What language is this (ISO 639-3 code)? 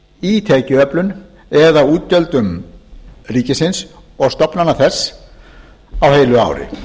isl